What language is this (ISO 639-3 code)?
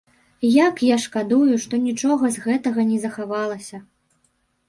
bel